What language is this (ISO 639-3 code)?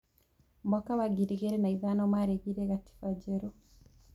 kik